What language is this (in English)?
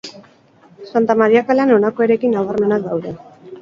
Basque